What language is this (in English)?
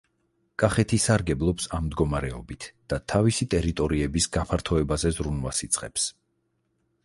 Georgian